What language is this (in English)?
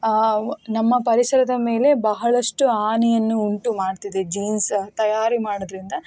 Kannada